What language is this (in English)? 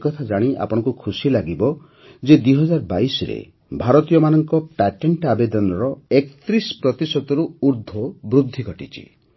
Odia